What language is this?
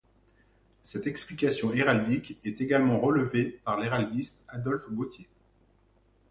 French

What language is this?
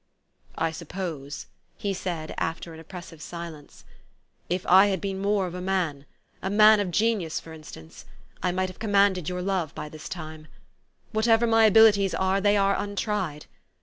English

